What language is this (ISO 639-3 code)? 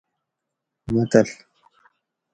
gwc